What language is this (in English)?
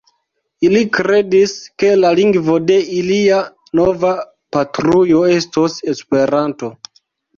Esperanto